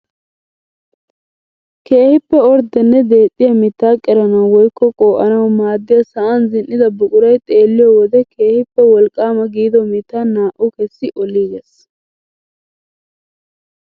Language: Wolaytta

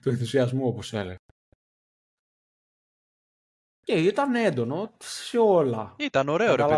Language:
Greek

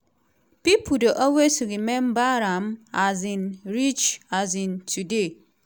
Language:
Nigerian Pidgin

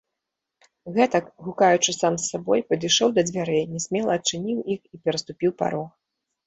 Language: Belarusian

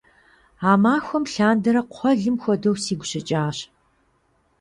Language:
Kabardian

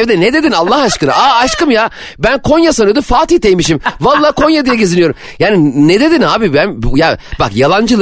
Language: Turkish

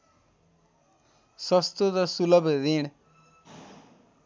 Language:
Nepali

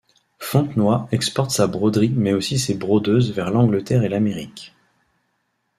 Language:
French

